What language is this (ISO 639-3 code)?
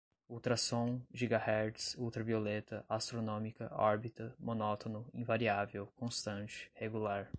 por